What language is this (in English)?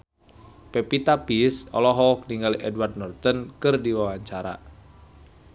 Sundanese